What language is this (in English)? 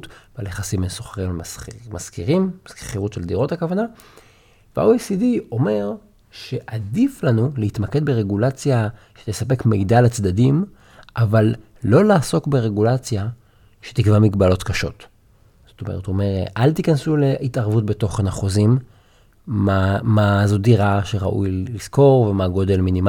Hebrew